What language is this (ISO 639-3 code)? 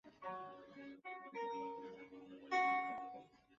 zho